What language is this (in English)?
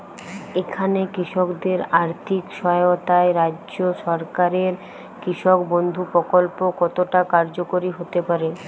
Bangla